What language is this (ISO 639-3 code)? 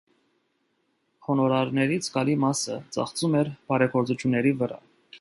hye